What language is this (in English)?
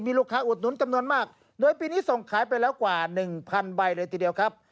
Thai